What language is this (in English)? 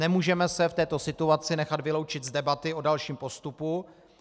Czech